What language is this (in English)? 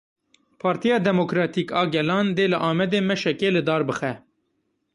Kurdish